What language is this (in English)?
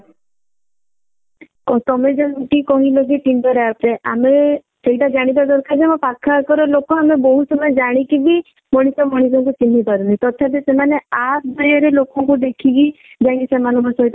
Odia